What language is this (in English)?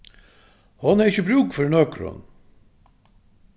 Faroese